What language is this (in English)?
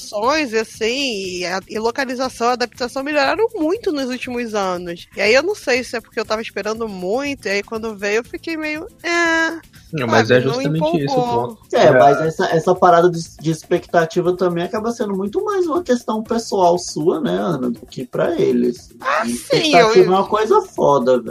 Portuguese